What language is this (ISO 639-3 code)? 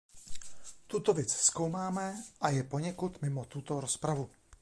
ces